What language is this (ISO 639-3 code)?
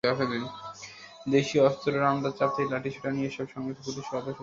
ben